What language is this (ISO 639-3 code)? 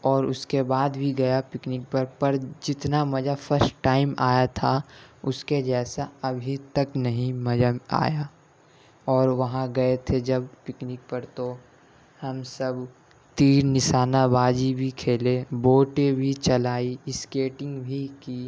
urd